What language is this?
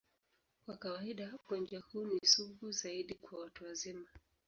Swahili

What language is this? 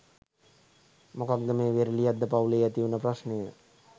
Sinhala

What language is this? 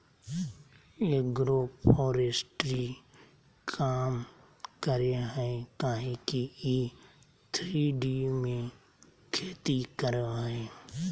Magahi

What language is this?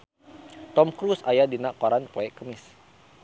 Sundanese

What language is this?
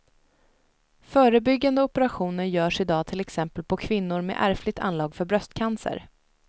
Swedish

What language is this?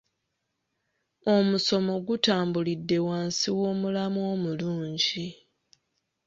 Ganda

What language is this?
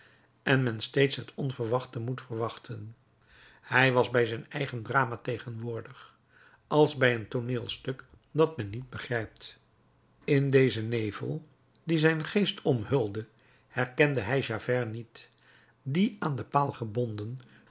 Dutch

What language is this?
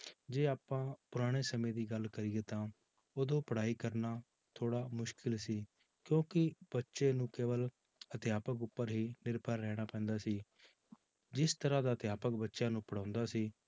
Punjabi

